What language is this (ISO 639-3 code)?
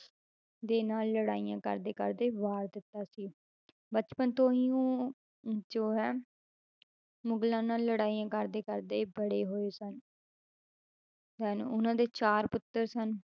pan